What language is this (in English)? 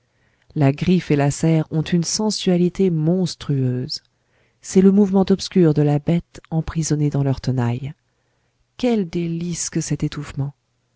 French